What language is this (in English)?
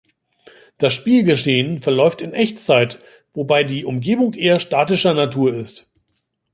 German